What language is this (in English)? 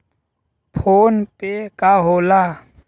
Bhojpuri